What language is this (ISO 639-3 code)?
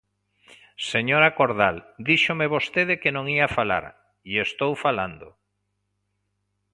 glg